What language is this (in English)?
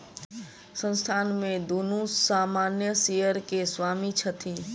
Maithili